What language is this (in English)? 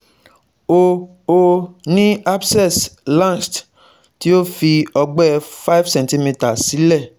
Yoruba